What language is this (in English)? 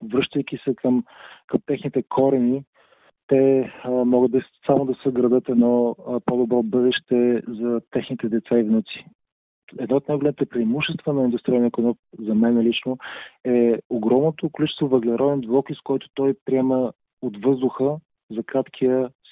Bulgarian